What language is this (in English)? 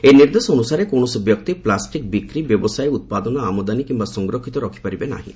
Odia